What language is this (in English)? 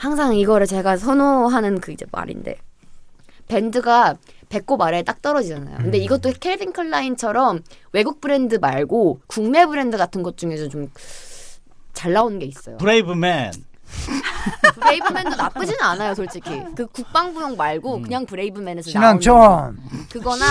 Korean